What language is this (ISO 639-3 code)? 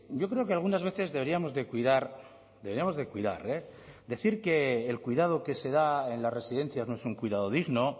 spa